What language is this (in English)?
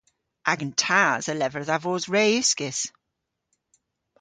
Cornish